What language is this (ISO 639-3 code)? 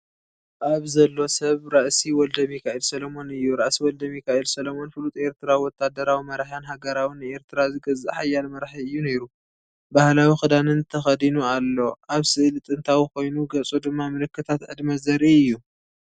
tir